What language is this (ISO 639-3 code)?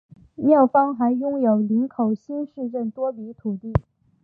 zho